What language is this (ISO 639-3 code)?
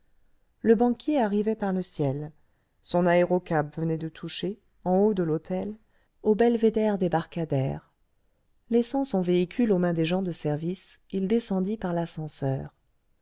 fra